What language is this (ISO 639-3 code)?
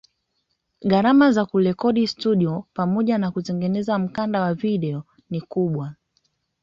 swa